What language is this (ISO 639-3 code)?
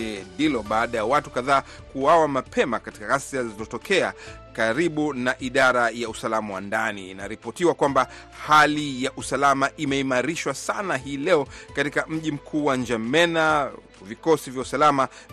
swa